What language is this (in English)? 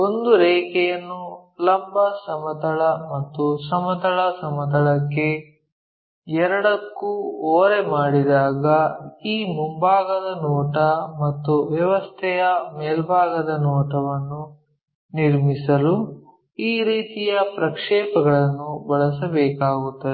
Kannada